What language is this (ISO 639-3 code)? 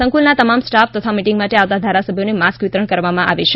guj